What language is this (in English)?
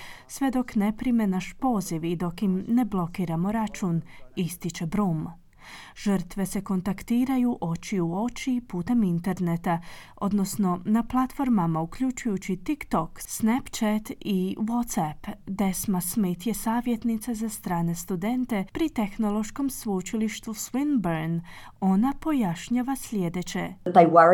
Croatian